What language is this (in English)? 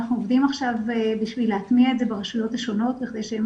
Hebrew